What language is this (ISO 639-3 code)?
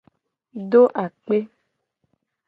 gej